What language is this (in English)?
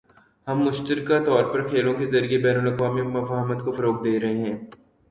Urdu